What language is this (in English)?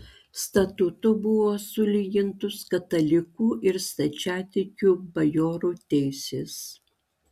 Lithuanian